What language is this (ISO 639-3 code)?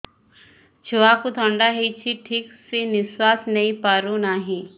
ori